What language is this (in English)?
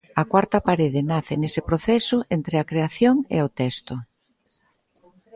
Galician